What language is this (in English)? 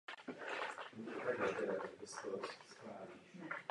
Czech